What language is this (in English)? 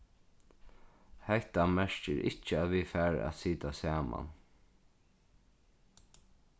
Faroese